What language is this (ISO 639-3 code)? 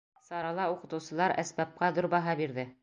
bak